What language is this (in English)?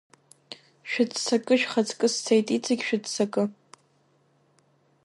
Abkhazian